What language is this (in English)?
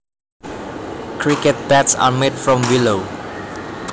Javanese